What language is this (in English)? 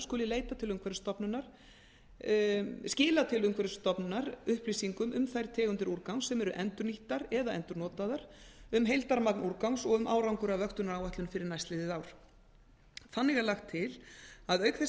Icelandic